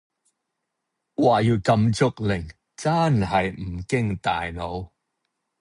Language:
Cantonese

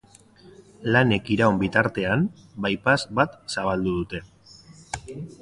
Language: Basque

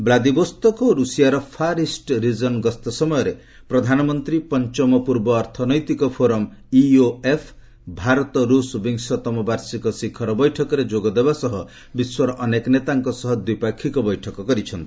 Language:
Odia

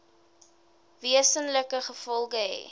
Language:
Afrikaans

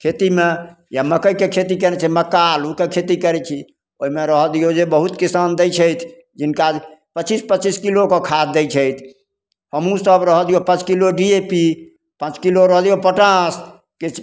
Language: Maithili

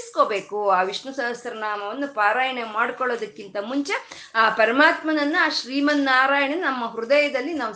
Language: Kannada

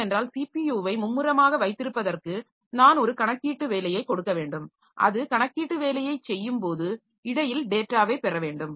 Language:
Tamil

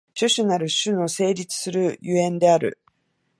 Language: Japanese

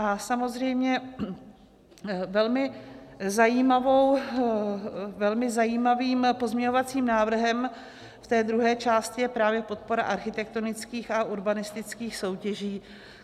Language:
Czech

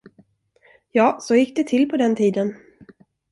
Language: Swedish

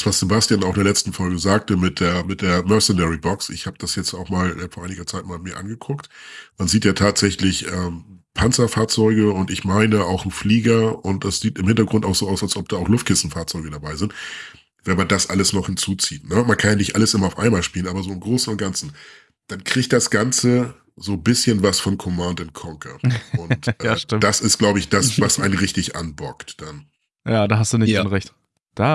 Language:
German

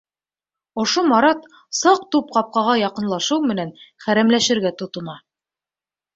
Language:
Bashkir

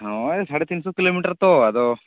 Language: Santali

